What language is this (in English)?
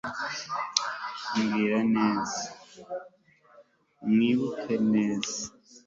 Kinyarwanda